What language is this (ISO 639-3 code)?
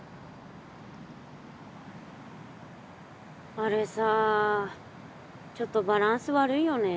jpn